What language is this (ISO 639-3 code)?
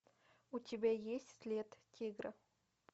rus